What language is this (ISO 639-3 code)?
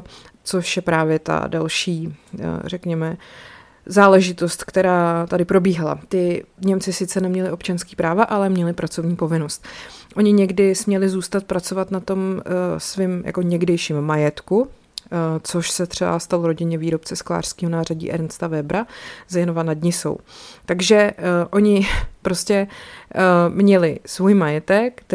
ces